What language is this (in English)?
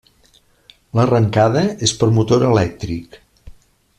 Catalan